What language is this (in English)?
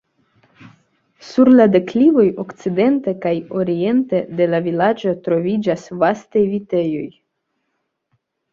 Esperanto